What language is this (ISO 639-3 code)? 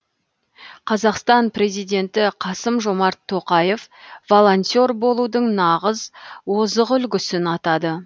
kaz